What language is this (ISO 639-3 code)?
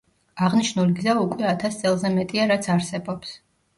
kat